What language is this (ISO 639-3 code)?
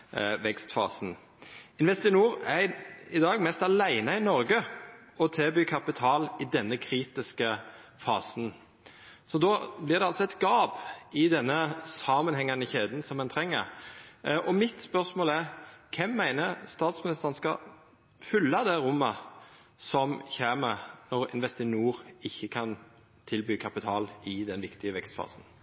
nno